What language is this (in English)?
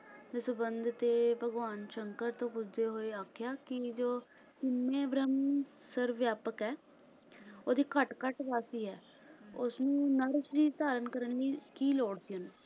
Punjabi